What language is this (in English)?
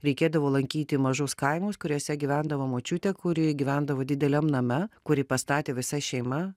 Lithuanian